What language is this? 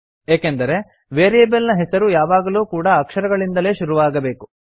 Kannada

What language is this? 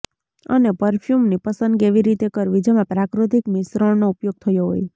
Gujarati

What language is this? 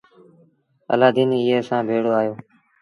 Sindhi Bhil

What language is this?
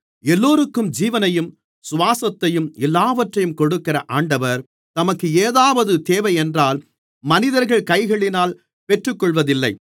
Tamil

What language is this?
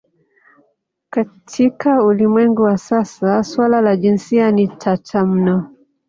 Swahili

